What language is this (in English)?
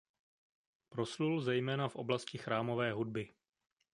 Czech